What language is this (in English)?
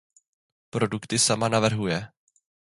Czech